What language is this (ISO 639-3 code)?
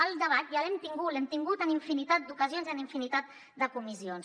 cat